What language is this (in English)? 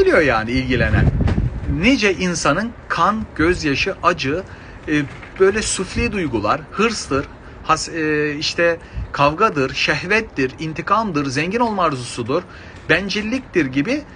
Turkish